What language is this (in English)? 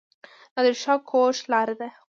Pashto